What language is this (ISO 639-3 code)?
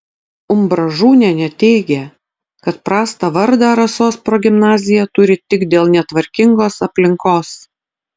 lit